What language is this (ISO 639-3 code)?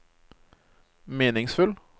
nor